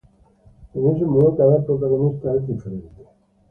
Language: Spanish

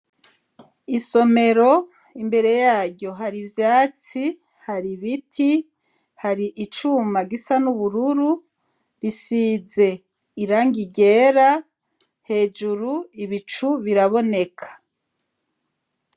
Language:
Rundi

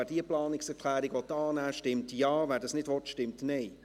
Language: Swiss German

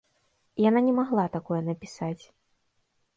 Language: Belarusian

